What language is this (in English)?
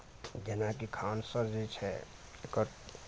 Maithili